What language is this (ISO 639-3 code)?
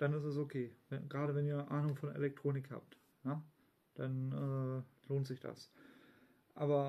deu